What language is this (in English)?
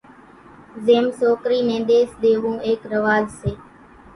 Kachi Koli